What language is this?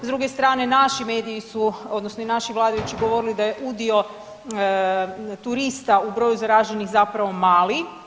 Croatian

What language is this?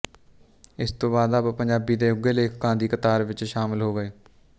Punjabi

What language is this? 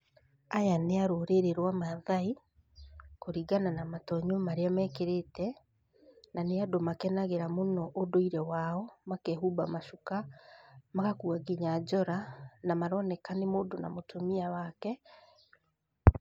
Kikuyu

